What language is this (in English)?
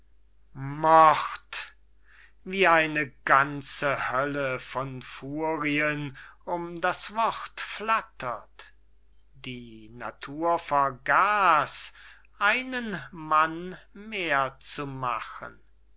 German